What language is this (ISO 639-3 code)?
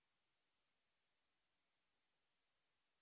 ben